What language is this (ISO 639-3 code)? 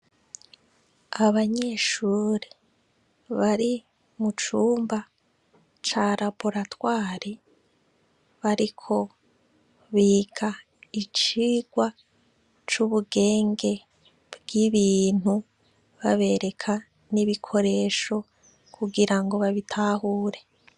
run